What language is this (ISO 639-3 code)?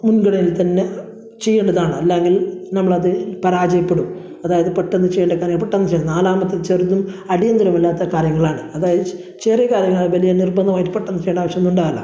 mal